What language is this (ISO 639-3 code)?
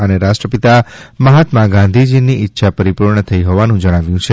guj